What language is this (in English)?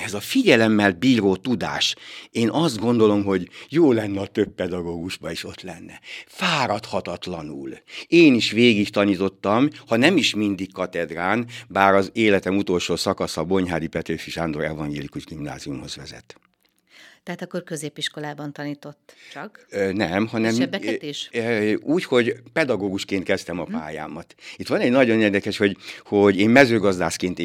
Hungarian